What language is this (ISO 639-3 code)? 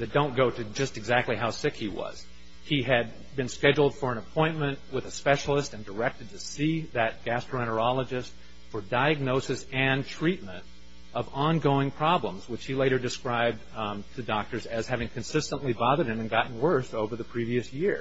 eng